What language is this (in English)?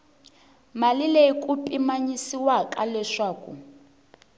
Tsonga